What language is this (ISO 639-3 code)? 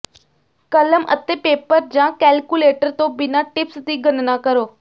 pan